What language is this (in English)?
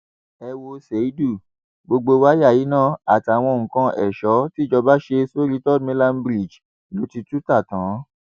Yoruba